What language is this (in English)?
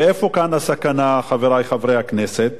Hebrew